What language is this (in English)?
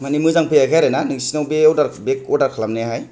Bodo